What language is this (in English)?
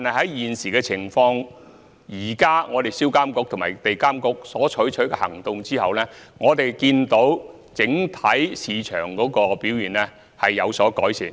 Cantonese